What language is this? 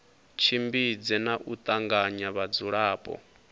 Venda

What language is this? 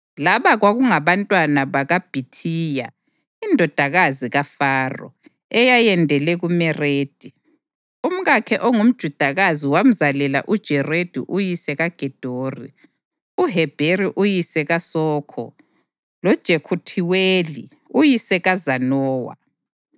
North Ndebele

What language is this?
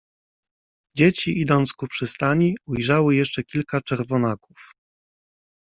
Polish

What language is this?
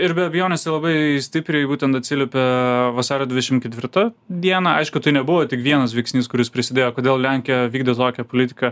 Lithuanian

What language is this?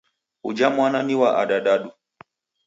Taita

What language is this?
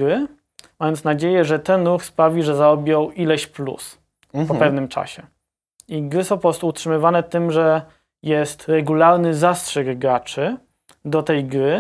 Polish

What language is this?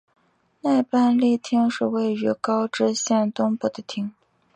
Chinese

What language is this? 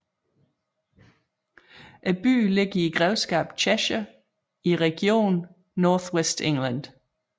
Danish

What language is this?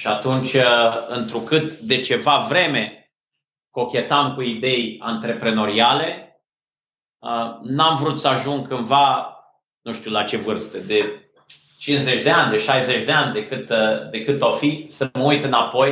Romanian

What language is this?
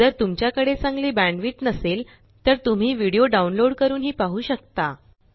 Marathi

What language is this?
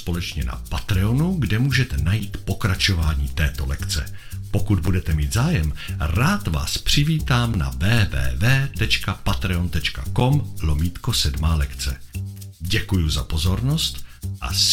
Czech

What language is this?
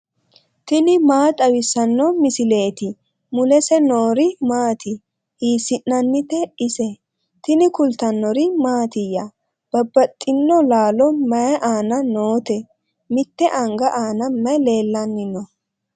Sidamo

